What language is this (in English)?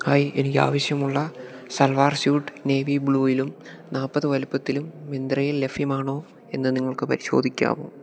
Malayalam